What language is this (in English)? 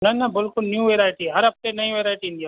Sindhi